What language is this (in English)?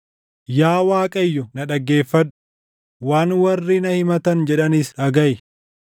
Oromo